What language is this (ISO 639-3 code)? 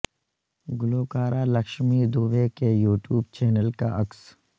urd